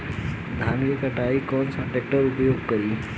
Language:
Bhojpuri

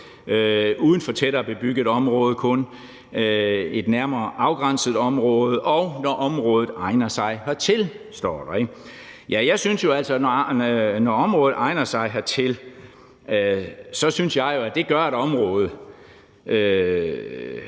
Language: Danish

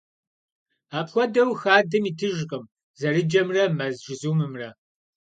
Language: Kabardian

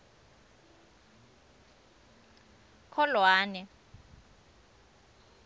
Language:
Swati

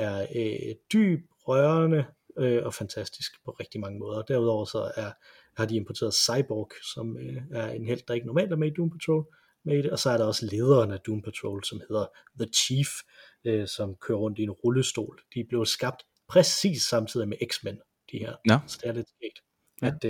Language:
Danish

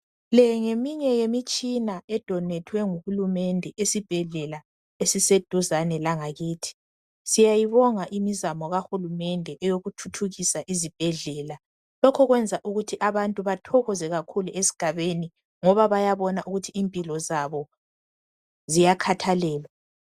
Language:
North Ndebele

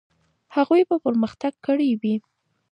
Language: Pashto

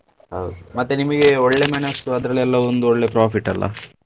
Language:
Kannada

